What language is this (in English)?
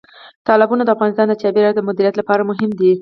Pashto